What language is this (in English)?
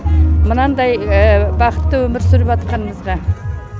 Kazakh